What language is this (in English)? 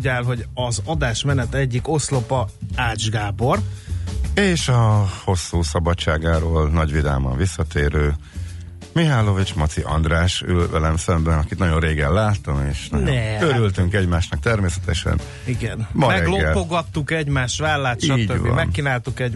Hungarian